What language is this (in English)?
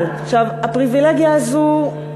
Hebrew